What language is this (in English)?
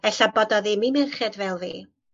Welsh